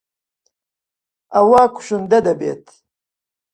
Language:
Central Kurdish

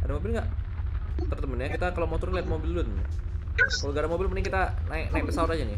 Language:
Indonesian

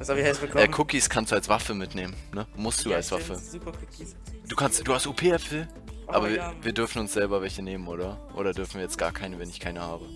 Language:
German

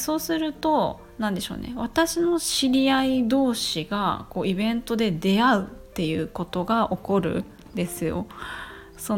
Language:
Japanese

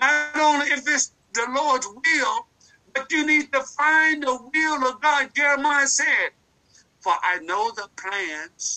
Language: English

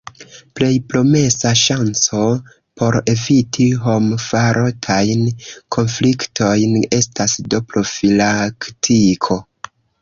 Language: Esperanto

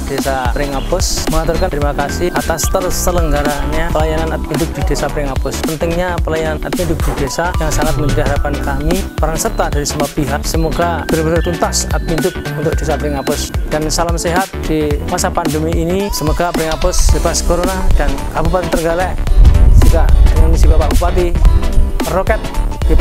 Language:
Indonesian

